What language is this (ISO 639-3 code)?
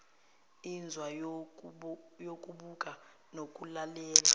zul